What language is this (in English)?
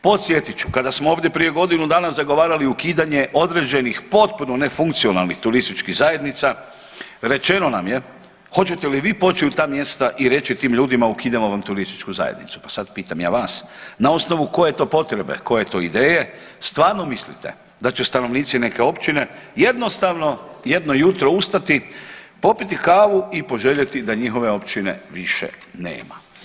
Croatian